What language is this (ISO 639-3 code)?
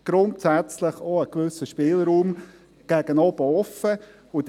gsw